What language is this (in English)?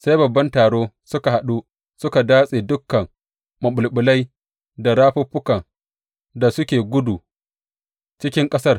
Hausa